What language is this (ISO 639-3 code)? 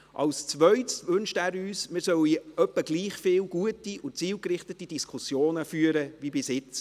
gsw